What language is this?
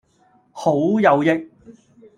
Cantonese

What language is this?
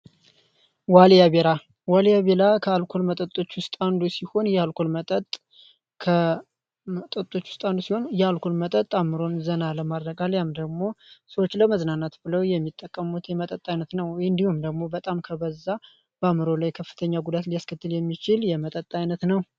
Amharic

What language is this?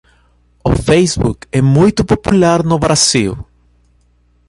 Portuguese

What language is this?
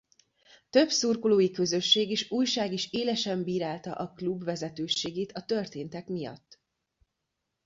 Hungarian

